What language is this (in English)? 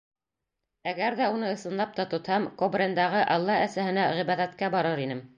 Bashkir